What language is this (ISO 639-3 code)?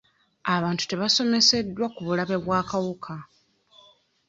lug